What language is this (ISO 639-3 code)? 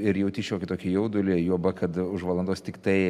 lit